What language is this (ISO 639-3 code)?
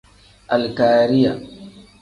kdh